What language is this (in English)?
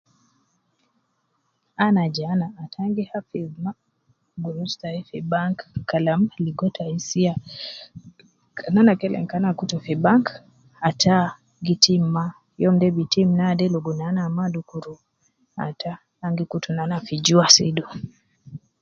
Nubi